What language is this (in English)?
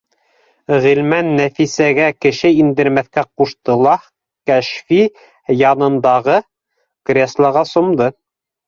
Bashkir